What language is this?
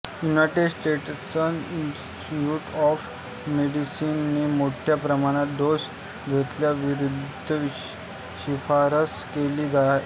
Marathi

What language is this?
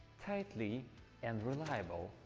English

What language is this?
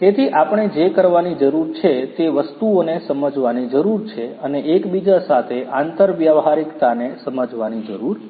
Gujarati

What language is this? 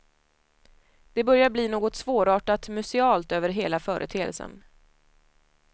Swedish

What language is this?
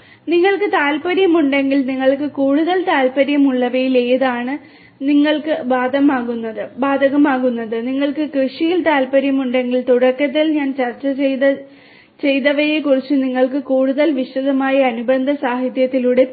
Malayalam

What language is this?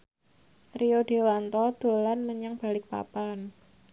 Javanese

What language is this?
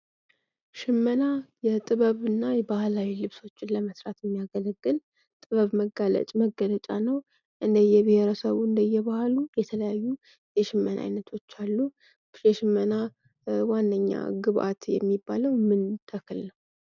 Amharic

